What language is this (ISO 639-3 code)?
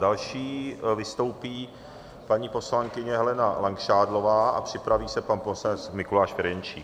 ces